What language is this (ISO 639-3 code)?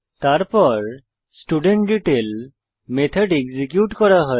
ben